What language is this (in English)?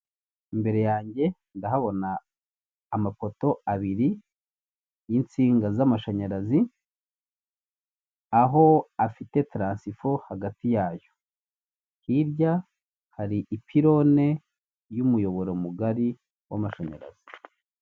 Kinyarwanda